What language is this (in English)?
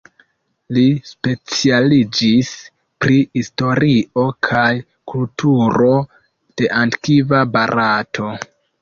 Esperanto